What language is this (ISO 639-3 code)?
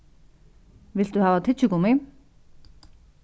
fao